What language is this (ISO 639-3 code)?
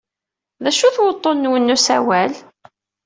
kab